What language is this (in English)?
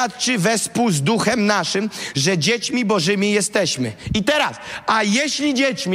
Polish